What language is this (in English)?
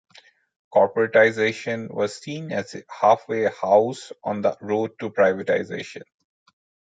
English